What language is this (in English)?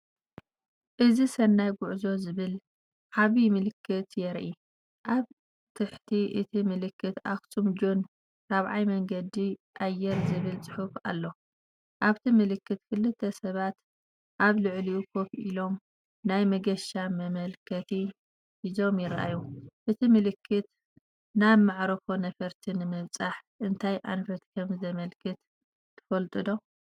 Tigrinya